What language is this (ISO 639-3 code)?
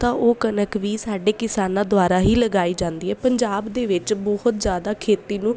pan